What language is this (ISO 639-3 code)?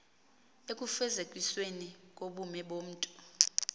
xho